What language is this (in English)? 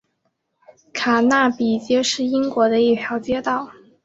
Chinese